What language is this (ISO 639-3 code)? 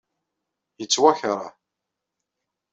kab